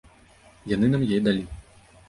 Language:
Belarusian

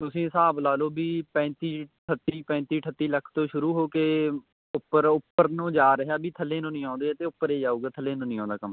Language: Punjabi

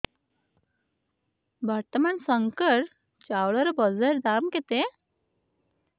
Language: Odia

